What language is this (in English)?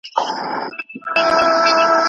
Pashto